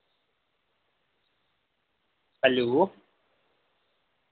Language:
Dogri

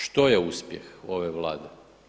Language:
Croatian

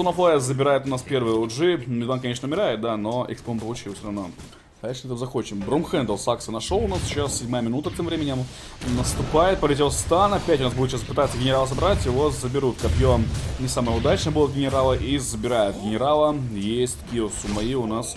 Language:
Russian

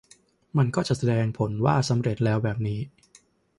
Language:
Thai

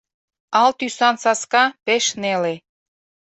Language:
Mari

